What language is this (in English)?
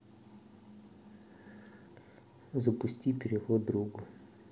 Russian